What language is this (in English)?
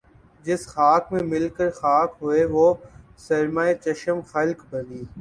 Urdu